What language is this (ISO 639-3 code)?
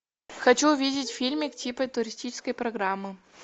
rus